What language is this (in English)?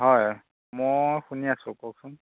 Assamese